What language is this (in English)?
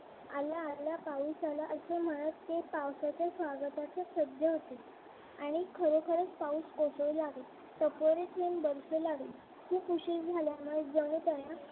Marathi